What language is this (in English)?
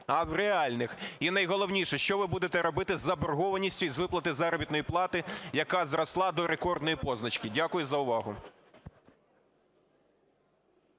Ukrainian